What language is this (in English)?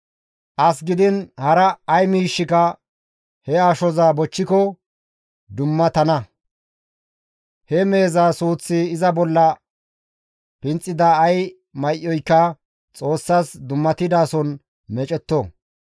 Gamo